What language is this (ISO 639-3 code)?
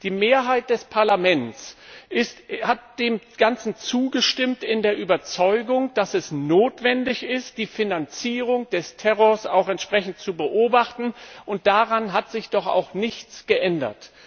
deu